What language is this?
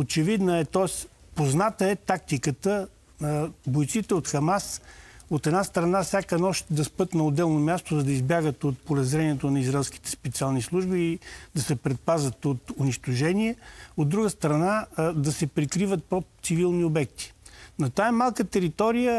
Bulgarian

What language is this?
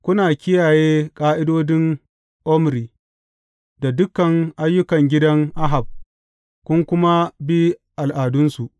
Hausa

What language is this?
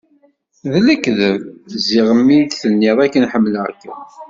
Kabyle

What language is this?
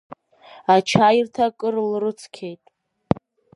Abkhazian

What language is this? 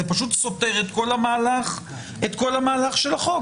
Hebrew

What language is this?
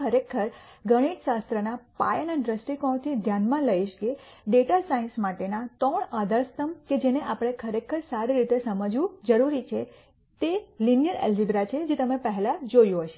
Gujarati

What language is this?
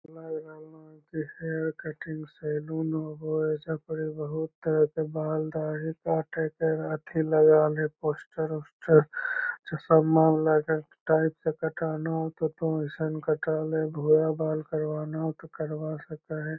Magahi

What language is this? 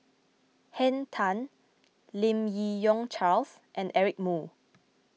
English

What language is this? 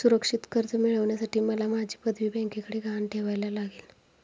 Marathi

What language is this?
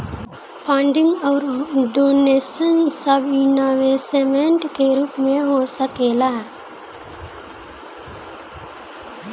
Bhojpuri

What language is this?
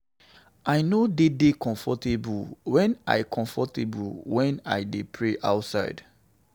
Nigerian Pidgin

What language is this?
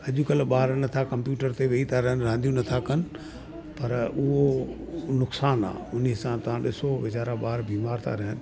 Sindhi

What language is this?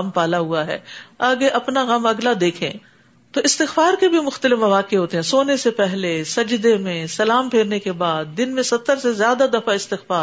Urdu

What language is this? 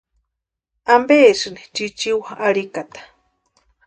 Western Highland Purepecha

